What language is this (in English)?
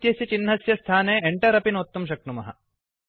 Sanskrit